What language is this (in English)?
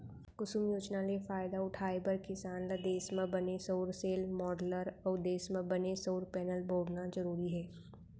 Chhattisgarhi